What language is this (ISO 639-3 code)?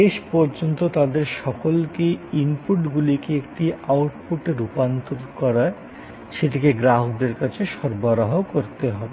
ben